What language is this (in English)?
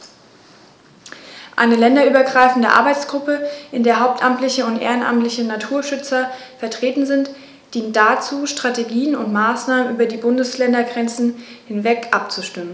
German